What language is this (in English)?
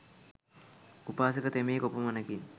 Sinhala